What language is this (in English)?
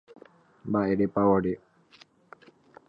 Guarani